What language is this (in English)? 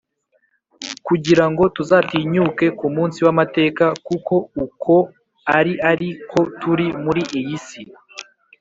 Kinyarwanda